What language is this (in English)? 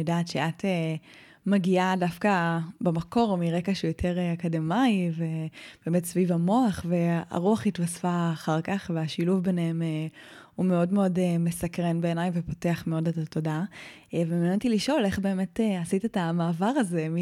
Hebrew